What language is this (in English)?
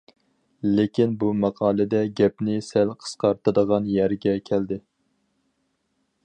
Uyghur